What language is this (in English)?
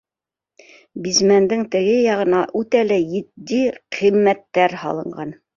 Bashkir